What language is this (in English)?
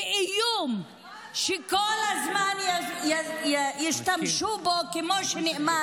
Hebrew